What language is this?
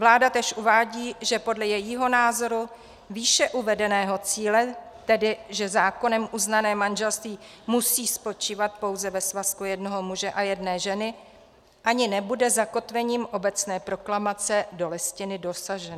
Czech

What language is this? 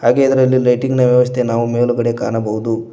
Kannada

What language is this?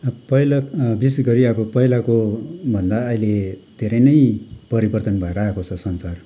Nepali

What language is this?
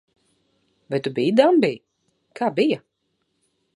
Latvian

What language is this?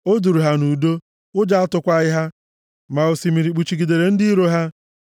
Igbo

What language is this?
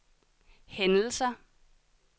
Danish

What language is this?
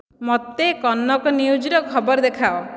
Odia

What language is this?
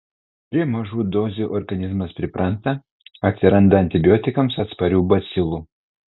Lithuanian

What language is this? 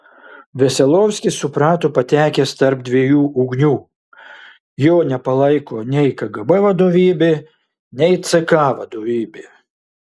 Lithuanian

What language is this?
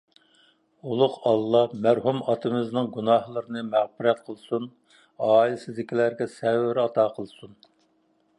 Uyghur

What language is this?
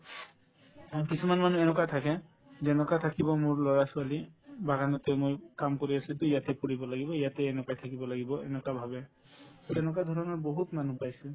Assamese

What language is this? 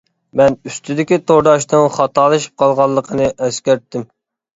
Uyghur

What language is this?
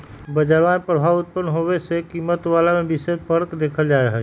Magahi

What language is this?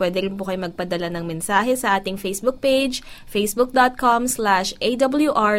Filipino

